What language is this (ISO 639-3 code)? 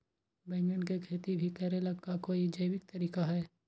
mag